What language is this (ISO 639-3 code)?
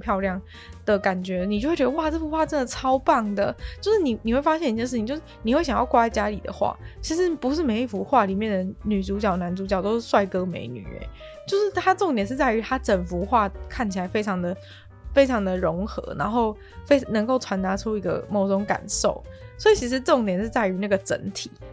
zho